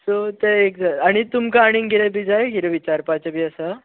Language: Konkani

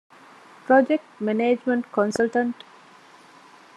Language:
Divehi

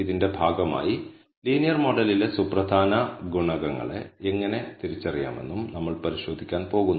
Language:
Malayalam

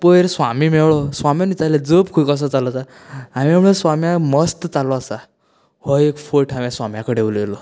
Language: Konkani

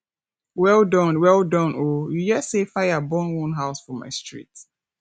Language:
Nigerian Pidgin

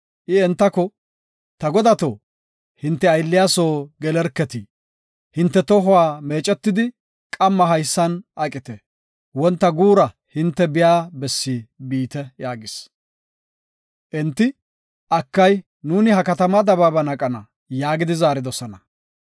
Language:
Gofa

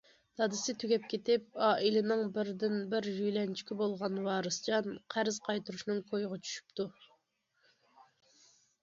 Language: Uyghur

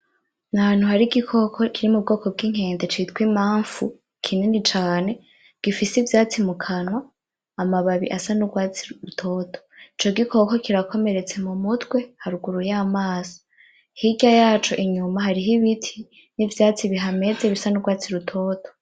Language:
Rundi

